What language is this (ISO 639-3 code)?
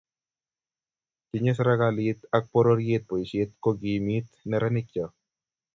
kln